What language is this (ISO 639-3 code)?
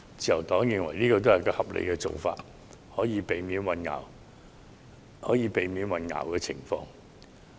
yue